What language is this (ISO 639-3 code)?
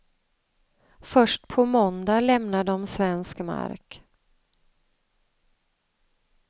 swe